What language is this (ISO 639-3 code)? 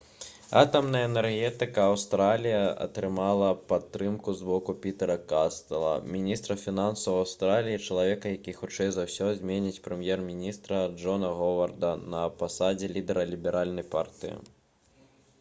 bel